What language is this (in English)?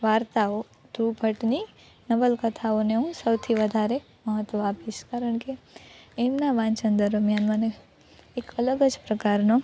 Gujarati